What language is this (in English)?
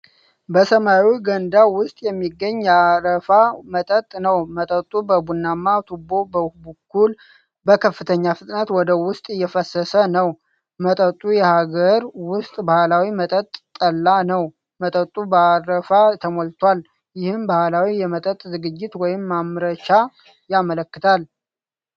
Amharic